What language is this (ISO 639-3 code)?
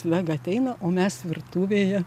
lit